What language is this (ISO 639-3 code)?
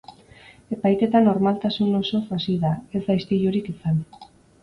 eus